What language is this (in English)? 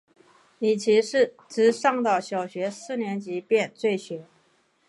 Chinese